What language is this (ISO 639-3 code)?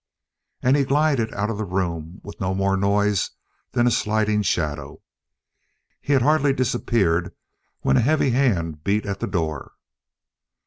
eng